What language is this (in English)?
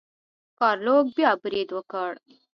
Pashto